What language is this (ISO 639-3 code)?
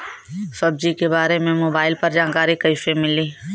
bho